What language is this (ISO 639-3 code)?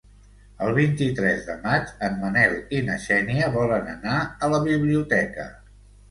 cat